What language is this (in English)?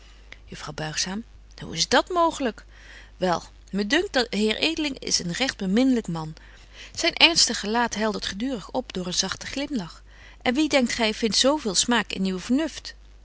Dutch